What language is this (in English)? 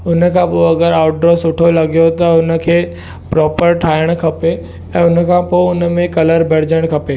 Sindhi